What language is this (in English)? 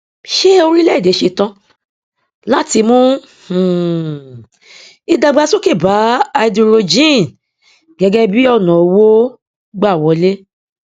Yoruba